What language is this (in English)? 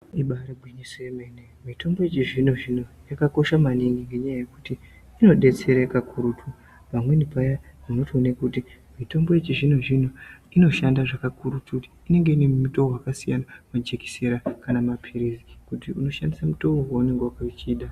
Ndau